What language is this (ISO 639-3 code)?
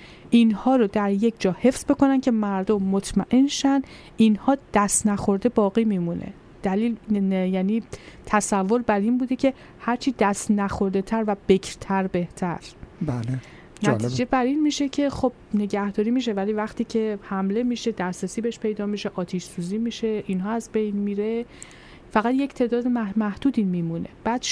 fas